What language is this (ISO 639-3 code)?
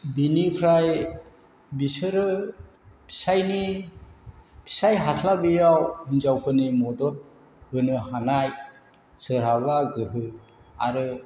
brx